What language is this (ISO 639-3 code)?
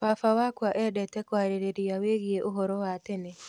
kik